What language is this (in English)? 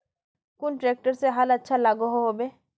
Magahi